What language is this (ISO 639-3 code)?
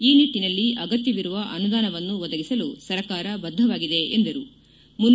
kan